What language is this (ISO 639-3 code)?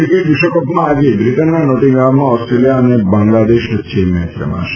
guj